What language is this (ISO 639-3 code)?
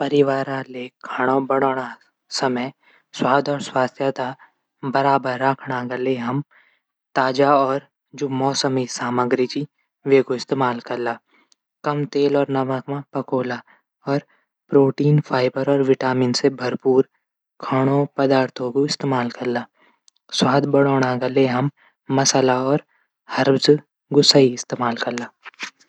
gbm